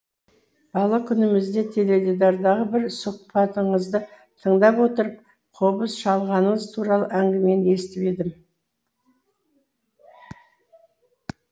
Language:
Kazakh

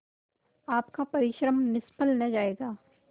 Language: Hindi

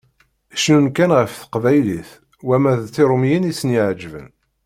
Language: Kabyle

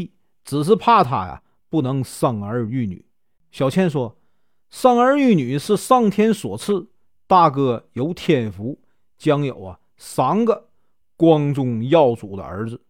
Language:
Chinese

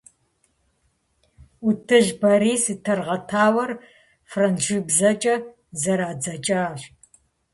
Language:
Kabardian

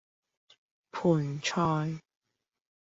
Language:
Cantonese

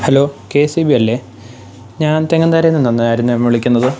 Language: Malayalam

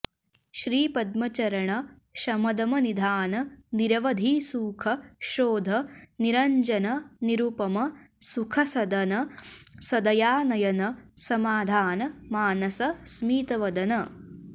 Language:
Sanskrit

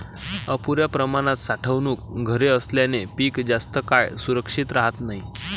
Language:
Marathi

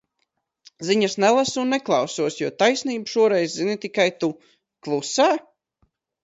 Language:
Latvian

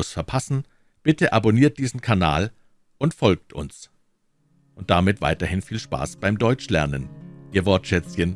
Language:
German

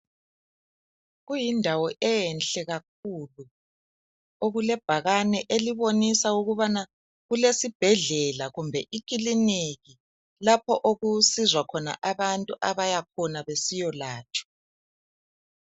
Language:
North Ndebele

